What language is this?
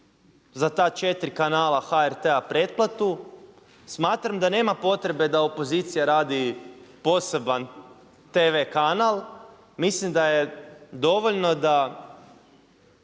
Croatian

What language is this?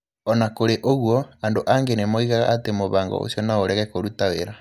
Kikuyu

